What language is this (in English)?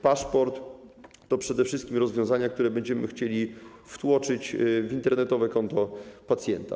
Polish